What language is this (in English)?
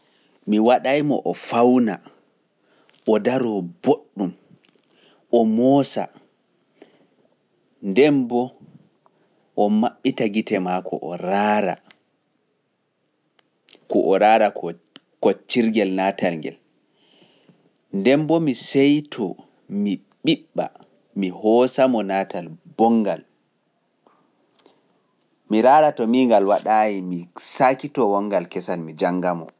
Pular